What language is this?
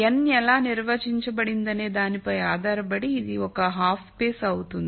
Telugu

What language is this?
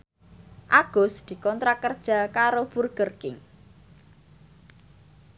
Javanese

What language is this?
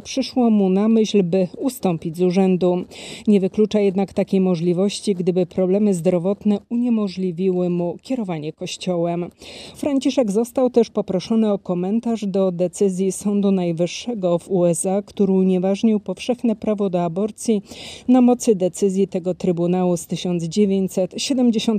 Polish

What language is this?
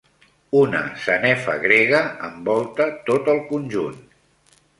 Catalan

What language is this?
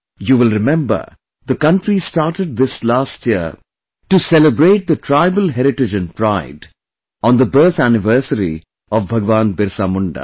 English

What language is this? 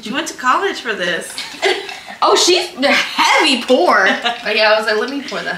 English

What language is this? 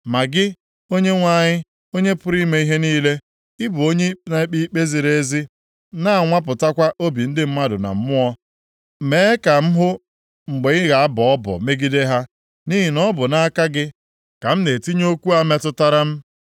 Igbo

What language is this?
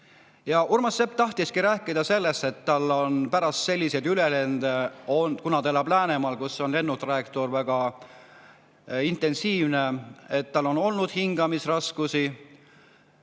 Estonian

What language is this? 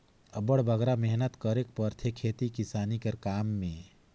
Chhattisgarhi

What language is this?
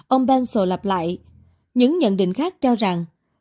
Vietnamese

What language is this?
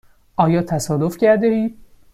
Persian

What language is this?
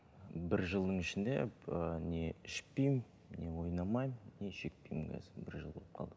Kazakh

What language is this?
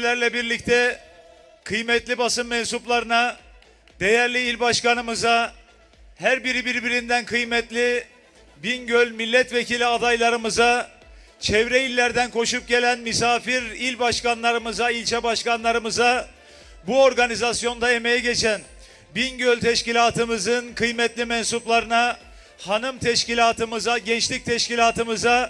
Turkish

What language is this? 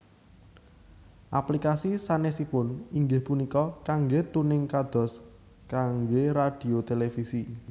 Javanese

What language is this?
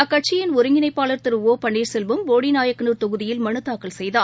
Tamil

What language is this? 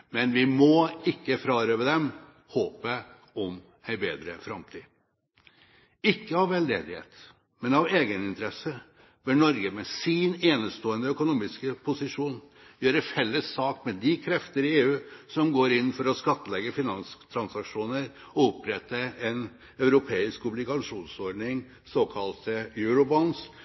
Norwegian Bokmål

